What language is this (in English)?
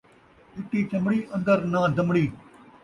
Saraiki